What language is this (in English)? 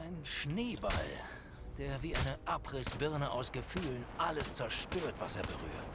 German